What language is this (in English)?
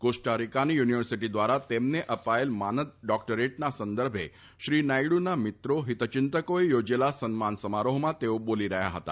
Gujarati